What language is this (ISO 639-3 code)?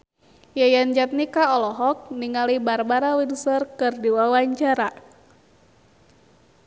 sun